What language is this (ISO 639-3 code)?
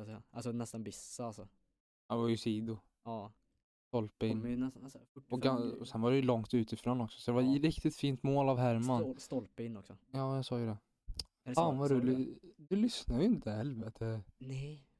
swe